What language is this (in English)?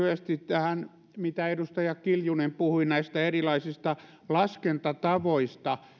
Finnish